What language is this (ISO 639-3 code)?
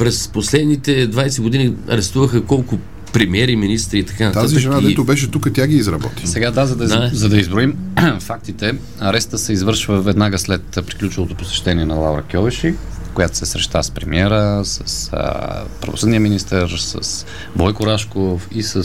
bul